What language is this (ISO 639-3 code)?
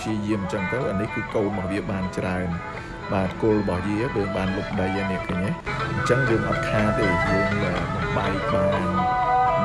vie